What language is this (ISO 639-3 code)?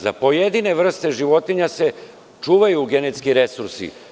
srp